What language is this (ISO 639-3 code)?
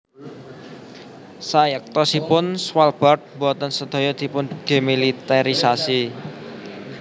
jav